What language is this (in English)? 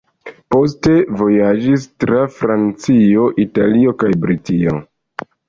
Esperanto